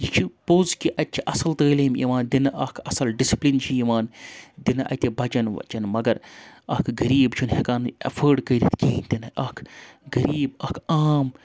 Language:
Kashmiri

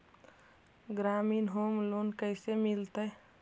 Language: Magahi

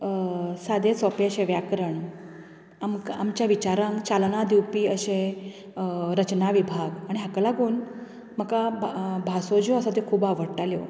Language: Konkani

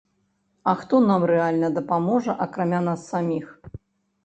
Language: Belarusian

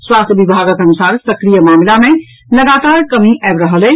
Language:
Maithili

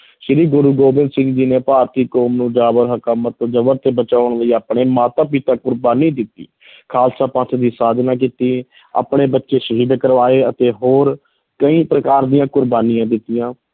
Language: Punjabi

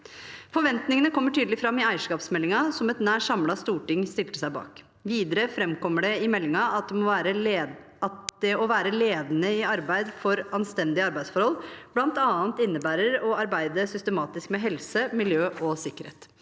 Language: Norwegian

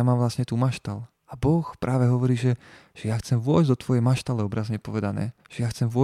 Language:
Slovak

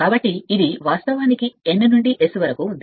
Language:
Telugu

